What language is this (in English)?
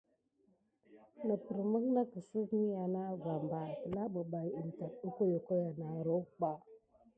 Gidar